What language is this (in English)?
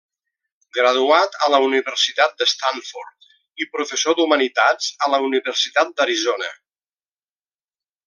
Catalan